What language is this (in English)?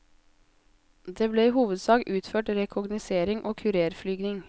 Norwegian